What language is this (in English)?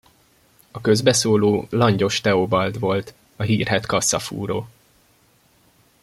Hungarian